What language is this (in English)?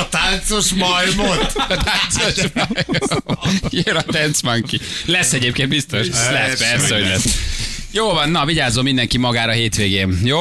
Hungarian